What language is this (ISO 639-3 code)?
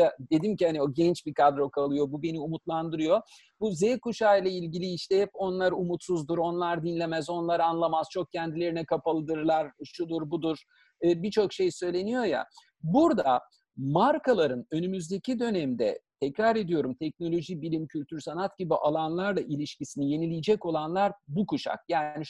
tur